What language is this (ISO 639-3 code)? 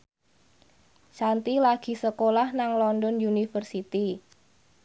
jav